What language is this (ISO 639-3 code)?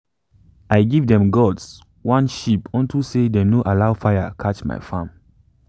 pcm